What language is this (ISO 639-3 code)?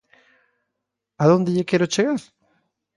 glg